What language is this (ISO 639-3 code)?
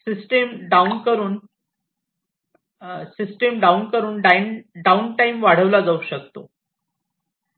mar